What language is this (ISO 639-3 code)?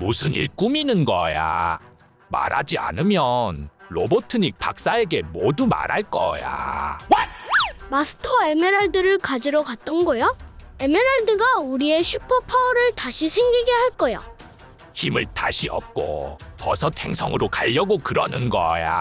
kor